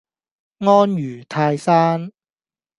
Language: Cantonese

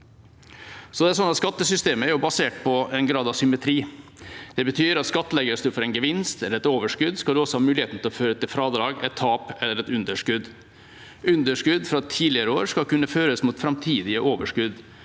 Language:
Norwegian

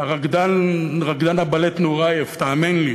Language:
Hebrew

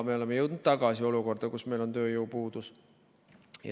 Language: Estonian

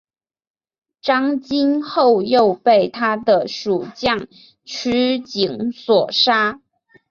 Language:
Chinese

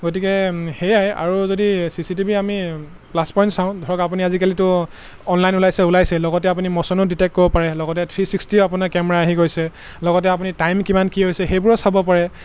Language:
Assamese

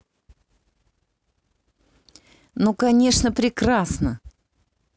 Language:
Russian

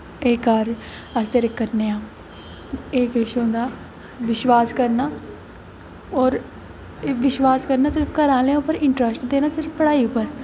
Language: Dogri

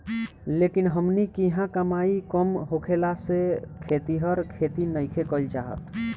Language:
Bhojpuri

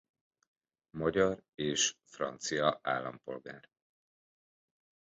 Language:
Hungarian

